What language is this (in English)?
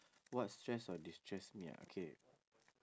English